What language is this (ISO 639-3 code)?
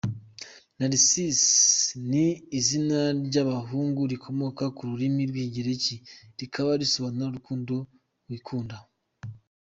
kin